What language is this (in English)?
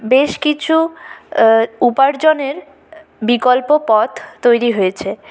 Bangla